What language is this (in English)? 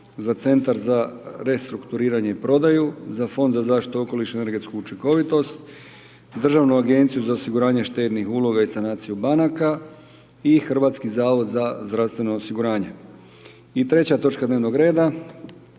Croatian